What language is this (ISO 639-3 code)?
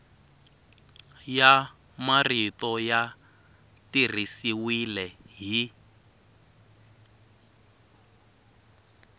tso